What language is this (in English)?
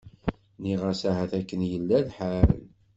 Kabyle